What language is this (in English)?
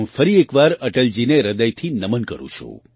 Gujarati